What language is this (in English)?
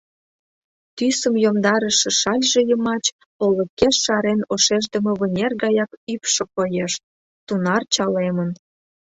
Mari